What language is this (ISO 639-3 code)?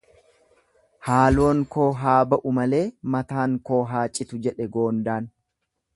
orm